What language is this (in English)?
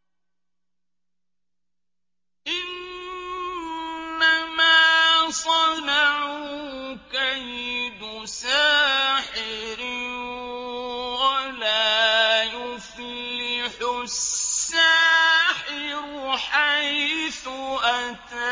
Arabic